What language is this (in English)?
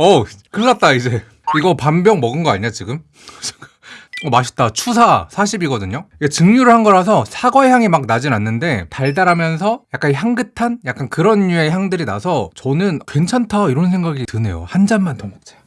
Korean